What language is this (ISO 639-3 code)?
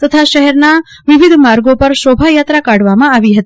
guj